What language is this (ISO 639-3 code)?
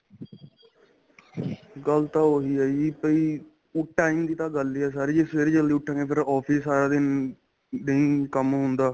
pan